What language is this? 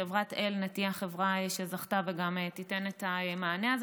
Hebrew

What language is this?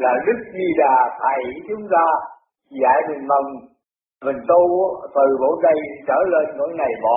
Vietnamese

